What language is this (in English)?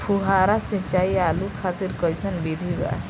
Bhojpuri